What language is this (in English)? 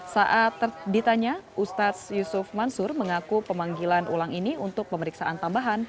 Indonesian